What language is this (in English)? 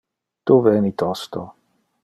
Interlingua